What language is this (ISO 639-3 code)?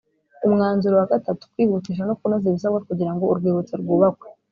kin